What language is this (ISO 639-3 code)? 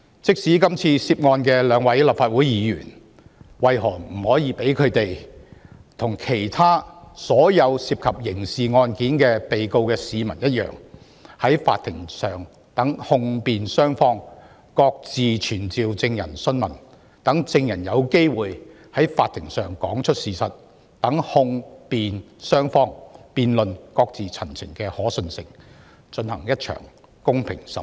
yue